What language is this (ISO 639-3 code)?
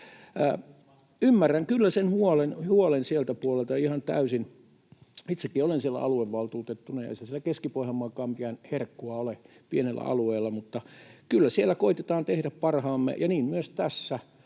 fin